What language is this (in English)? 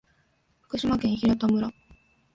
Japanese